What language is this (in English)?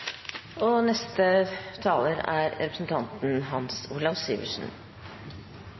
Norwegian Bokmål